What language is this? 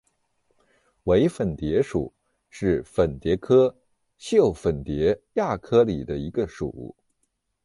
Chinese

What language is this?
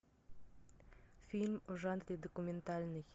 Russian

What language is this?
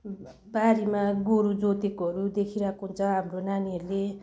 Nepali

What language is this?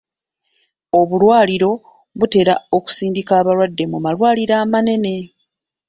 Ganda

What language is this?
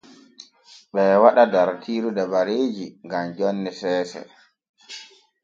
Borgu Fulfulde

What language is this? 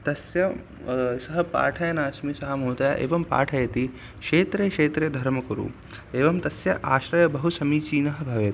Sanskrit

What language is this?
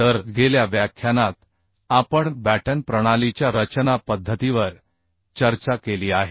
Marathi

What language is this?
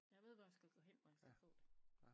Danish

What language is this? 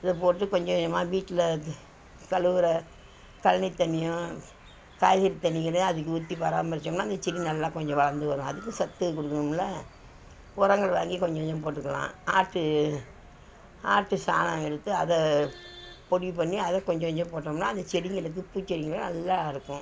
Tamil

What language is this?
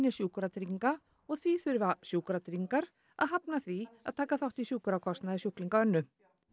Icelandic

